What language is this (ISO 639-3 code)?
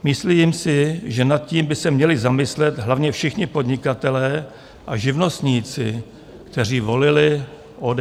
ces